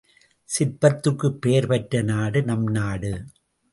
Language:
Tamil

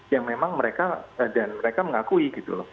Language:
Indonesian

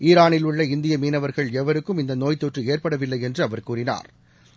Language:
Tamil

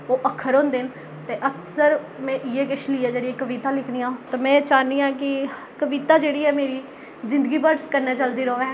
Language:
Dogri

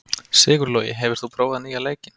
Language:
Icelandic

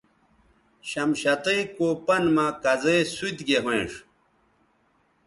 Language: Bateri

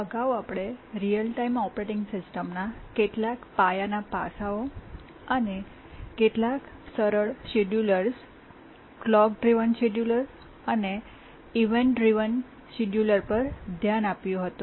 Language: Gujarati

